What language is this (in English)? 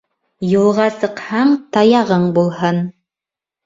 Bashkir